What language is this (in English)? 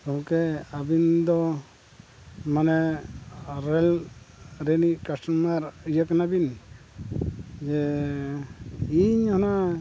Santali